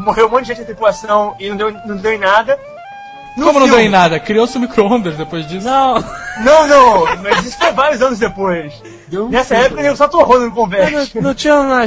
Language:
Portuguese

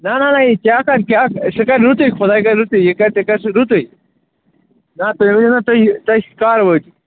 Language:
Kashmiri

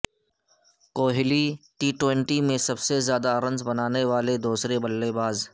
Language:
Urdu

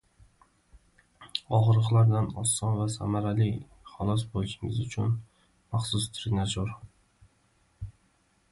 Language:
Uzbek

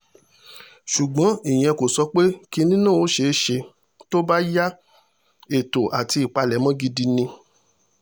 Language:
Yoruba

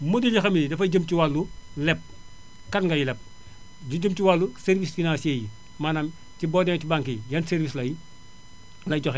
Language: Wolof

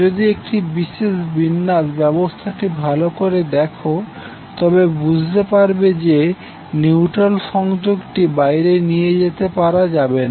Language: Bangla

